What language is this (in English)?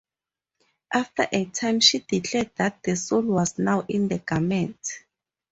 English